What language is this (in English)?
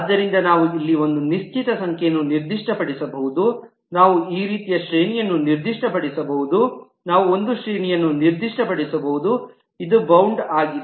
Kannada